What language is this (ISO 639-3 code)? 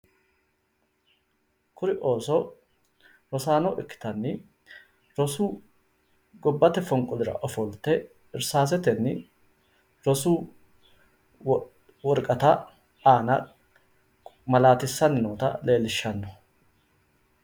sid